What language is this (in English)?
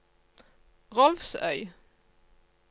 Norwegian